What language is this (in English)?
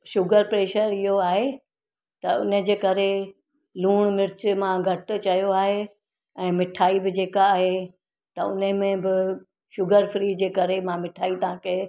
Sindhi